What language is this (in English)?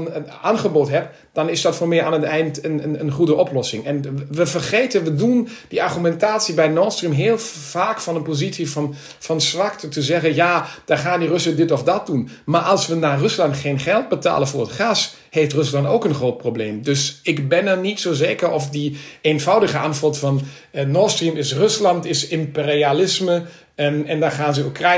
Dutch